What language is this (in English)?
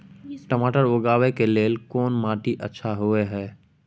Maithili